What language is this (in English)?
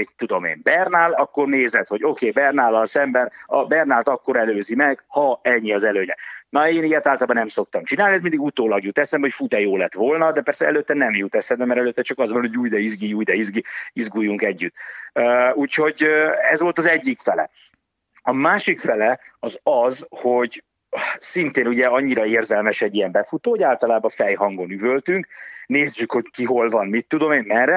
Hungarian